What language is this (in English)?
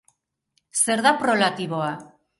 Basque